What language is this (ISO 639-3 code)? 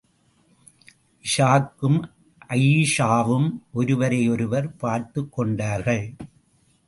tam